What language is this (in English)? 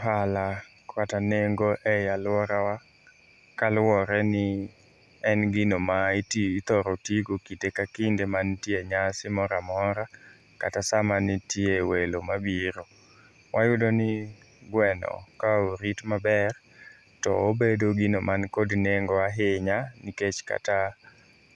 Luo (Kenya and Tanzania)